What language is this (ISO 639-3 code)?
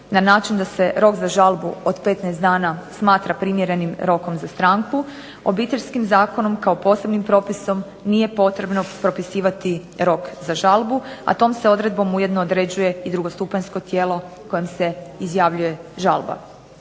hrv